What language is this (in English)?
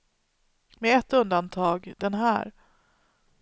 Swedish